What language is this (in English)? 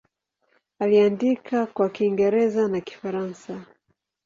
Swahili